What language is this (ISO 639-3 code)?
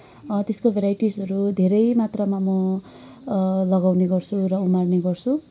nep